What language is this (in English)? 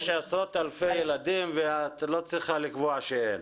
Hebrew